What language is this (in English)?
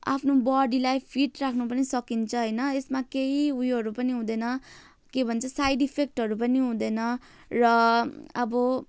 Nepali